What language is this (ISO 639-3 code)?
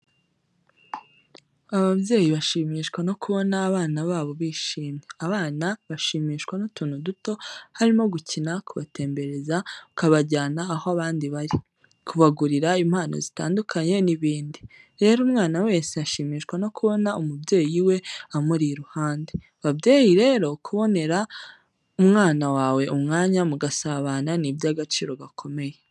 kin